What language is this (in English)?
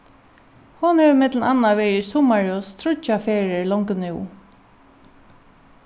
Faroese